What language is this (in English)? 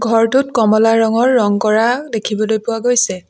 Assamese